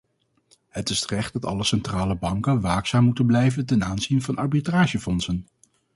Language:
Dutch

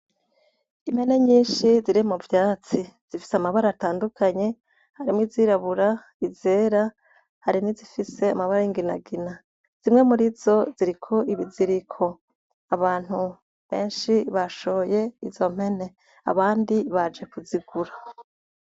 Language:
Rundi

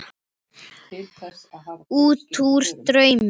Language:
Icelandic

